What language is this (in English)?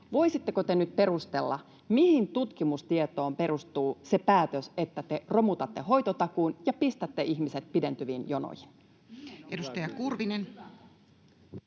Finnish